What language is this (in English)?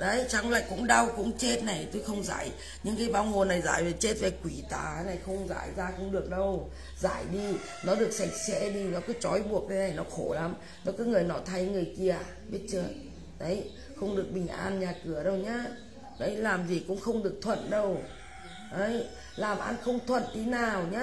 Vietnamese